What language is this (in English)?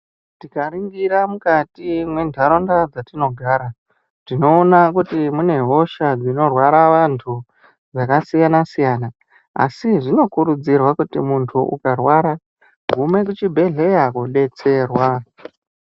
Ndau